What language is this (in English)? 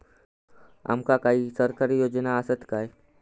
Marathi